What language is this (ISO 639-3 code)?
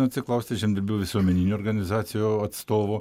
lit